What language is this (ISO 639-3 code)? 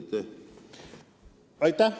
est